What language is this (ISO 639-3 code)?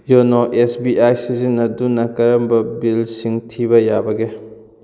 mni